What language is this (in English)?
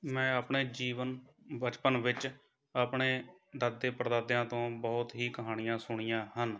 Punjabi